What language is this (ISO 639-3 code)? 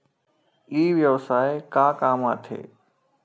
hne